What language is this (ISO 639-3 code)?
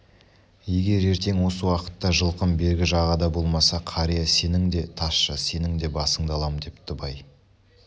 kaz